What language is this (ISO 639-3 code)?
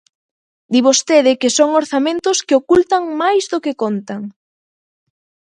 glg